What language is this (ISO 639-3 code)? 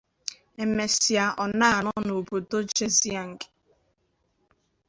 ibo